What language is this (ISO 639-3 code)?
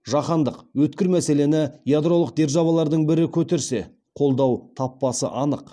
kaz